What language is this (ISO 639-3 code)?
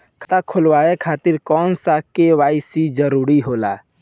bho